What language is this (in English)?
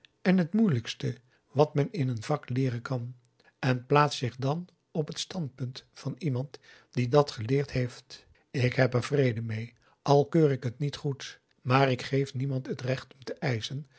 Dutch